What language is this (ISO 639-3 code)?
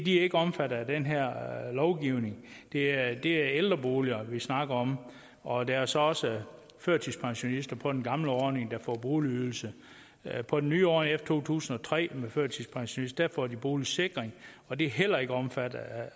dan